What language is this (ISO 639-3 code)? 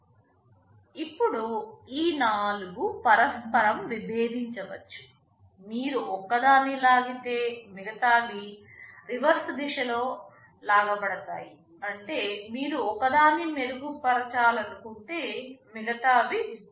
tel